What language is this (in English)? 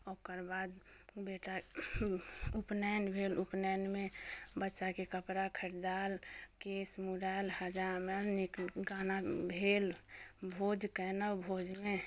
Maithili